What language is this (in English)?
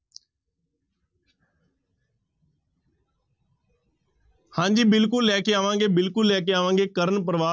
Punjabi